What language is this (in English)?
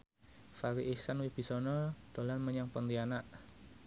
Javanese